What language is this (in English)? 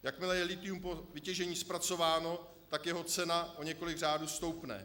Czech